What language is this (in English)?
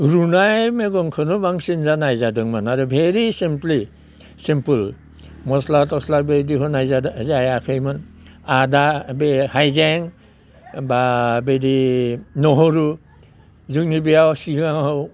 Bodo